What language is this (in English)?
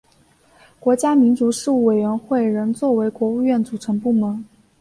Chinese